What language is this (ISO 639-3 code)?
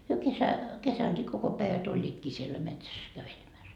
fin